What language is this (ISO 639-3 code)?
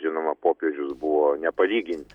lit